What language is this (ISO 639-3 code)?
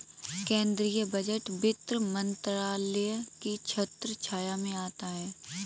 hin